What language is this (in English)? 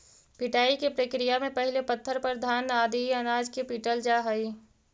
Magahi